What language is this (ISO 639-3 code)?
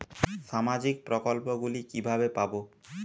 ben